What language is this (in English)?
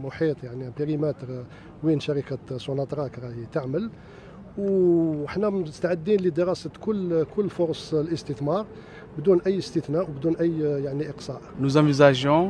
Arabic